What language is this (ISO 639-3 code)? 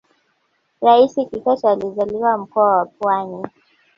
swa